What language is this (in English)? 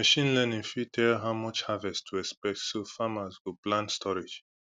Nigerian Pidgin